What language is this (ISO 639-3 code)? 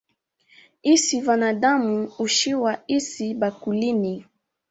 swa